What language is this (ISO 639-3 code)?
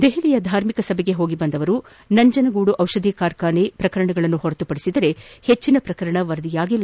kan